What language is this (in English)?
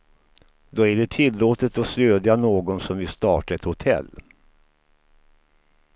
Swedish